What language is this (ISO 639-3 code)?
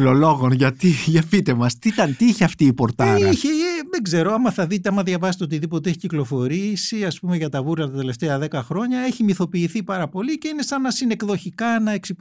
ell